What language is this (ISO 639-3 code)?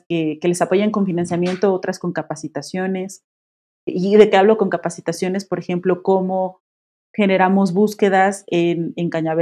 spa